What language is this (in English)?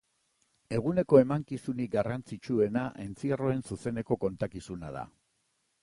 Basque